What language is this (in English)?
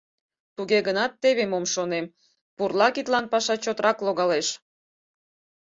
Mari